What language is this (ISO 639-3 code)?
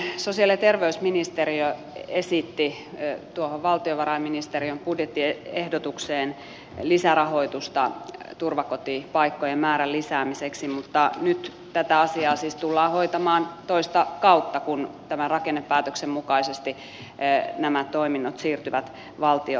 fin